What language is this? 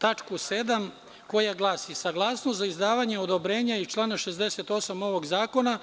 Serbian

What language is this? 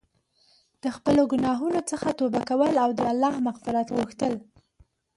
Pashto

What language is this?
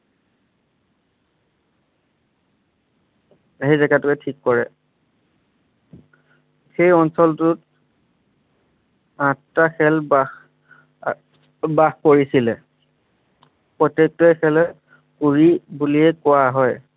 Assamese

